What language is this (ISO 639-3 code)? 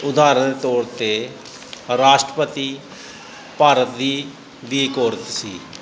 pan